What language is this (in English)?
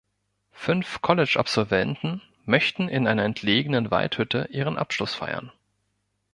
German